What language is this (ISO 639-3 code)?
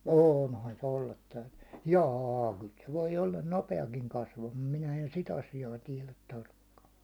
fin